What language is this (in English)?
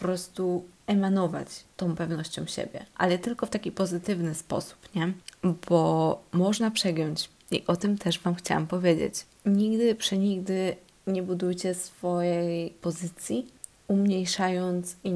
Polish